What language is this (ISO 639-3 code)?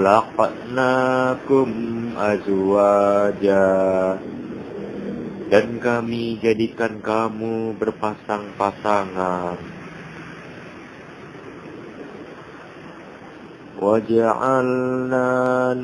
ind